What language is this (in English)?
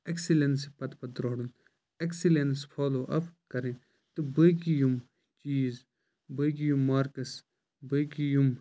Kashmiri